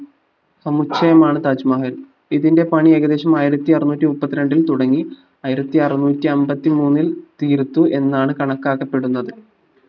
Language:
Malayalam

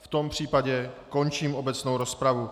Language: Czech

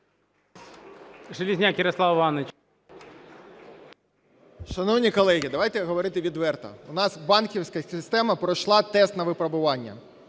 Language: Ukrainian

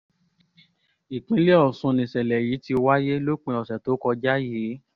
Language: Yoruba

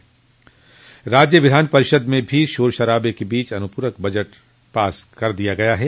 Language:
Hindi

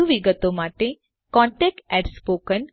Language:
Gujarati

